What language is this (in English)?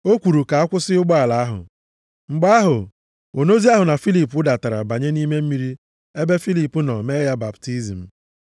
Igbo